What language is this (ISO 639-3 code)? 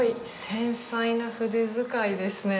jpn